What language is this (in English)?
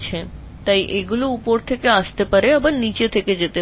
Bangla